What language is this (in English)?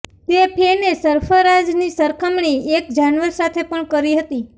Gujarati